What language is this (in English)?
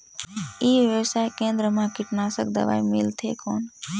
Chhattisgarhi